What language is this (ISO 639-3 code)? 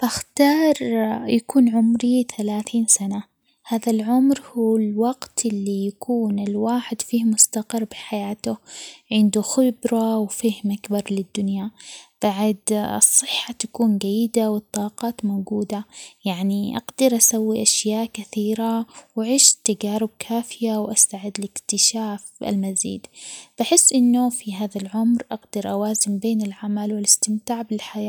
acx